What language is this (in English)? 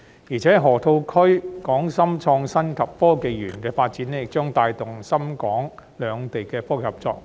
Cantonese